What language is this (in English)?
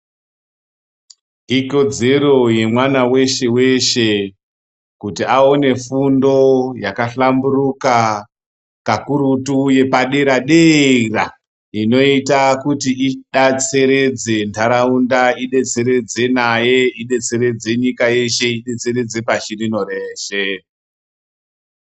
Ndau